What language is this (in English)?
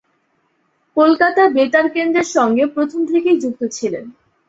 Bangla